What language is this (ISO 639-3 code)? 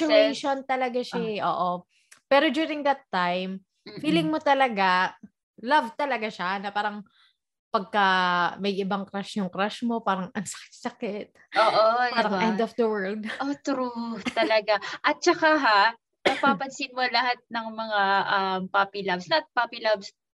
fil